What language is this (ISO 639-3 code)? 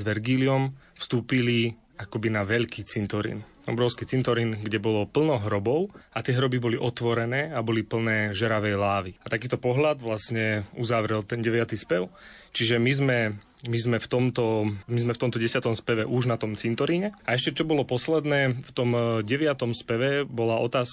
slk